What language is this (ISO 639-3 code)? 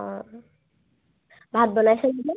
asm